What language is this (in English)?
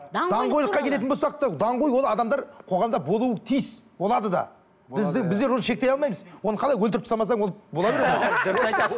Kazakh